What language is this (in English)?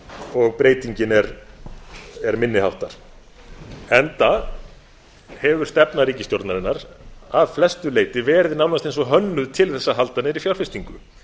Icelandic